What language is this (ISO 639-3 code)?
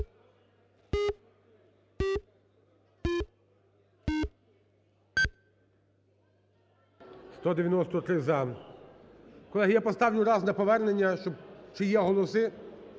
ukr